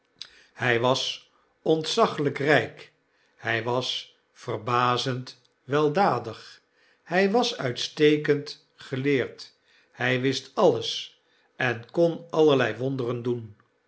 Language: Dutch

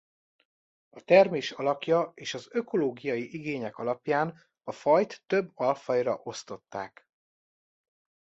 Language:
Hungarian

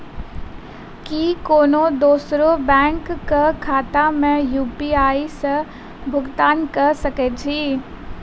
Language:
Maithili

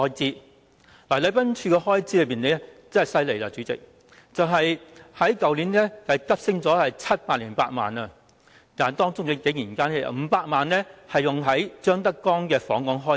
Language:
Cantonese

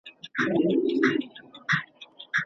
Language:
Pashto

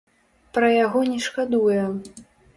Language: Belarusian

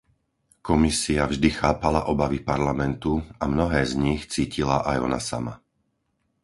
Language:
Slovak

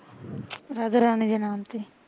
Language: Punjabi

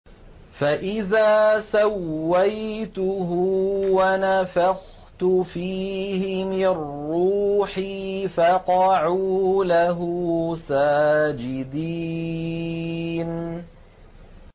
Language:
Arabic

